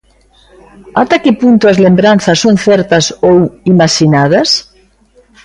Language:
Galician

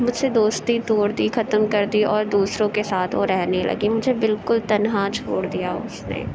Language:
Urdu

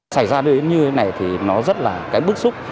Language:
Vietnamese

